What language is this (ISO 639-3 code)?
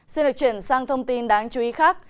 vie